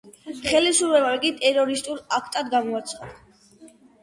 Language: Georgian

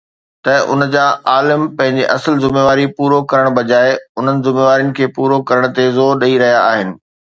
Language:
Sindhi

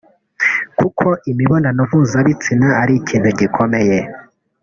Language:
Kinyarwanda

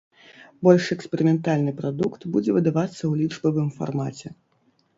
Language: Belarusian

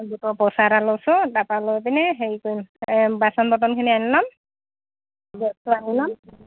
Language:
Assamese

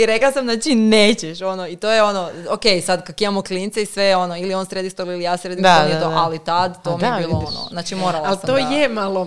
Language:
Croatian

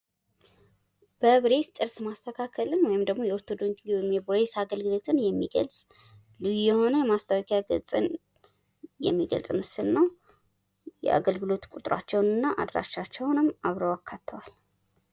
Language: Amharic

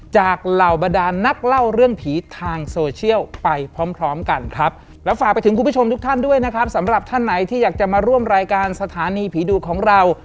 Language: Thai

